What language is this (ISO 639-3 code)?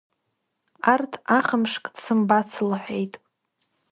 abk